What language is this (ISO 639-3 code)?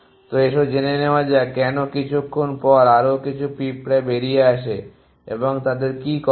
ben